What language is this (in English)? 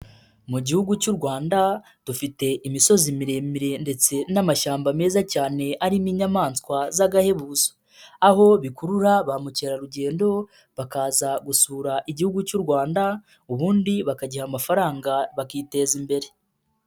Kinyarwanda